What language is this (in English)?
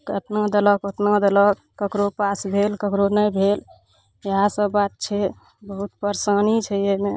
Maithili